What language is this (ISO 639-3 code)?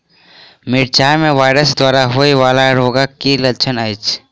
mai